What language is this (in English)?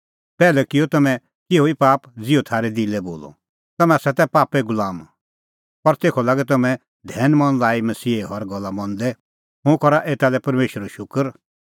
Kullu Pahari